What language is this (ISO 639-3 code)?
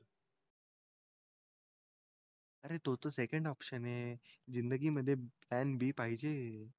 mar